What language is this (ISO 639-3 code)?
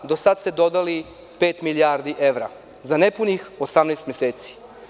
srp